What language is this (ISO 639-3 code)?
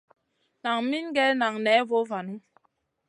mcn